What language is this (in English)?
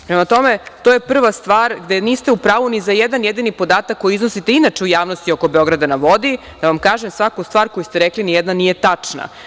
Serbian